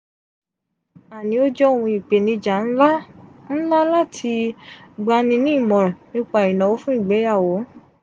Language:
Yoruba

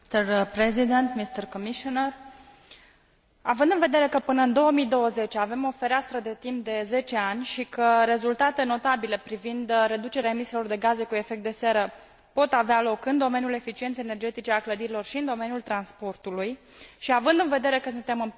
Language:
Romanian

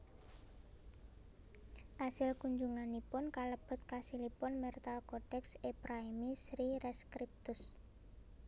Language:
Javanese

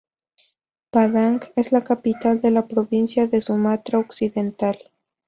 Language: Spanish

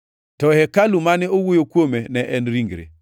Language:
Luo (Kenya and Tanzania)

